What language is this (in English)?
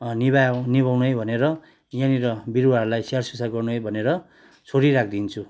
Nepali